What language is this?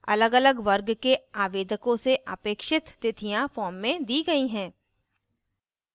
Hindi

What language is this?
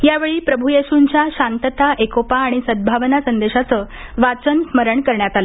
Marathi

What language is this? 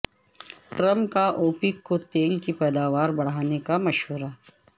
Urdu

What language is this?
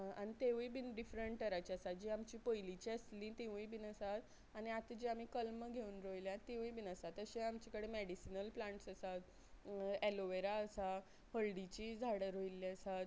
Konkani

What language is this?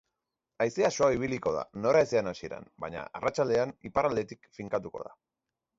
Basque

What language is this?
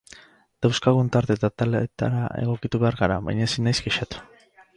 Basque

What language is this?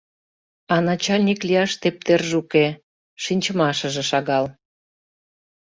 Mari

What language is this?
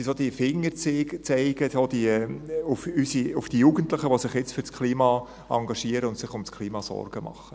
Swiss German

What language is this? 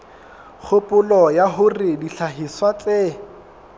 Southern Sotho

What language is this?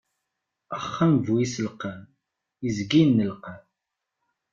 Kabyle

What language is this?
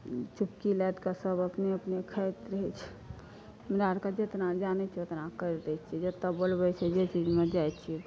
Maithili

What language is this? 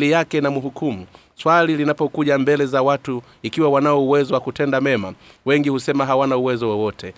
Swahili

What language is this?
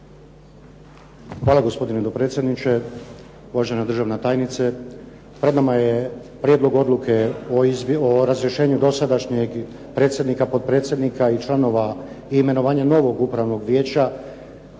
Croatian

